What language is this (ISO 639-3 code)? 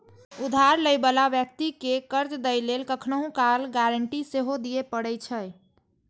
mai